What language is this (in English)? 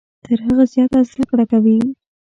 Pashto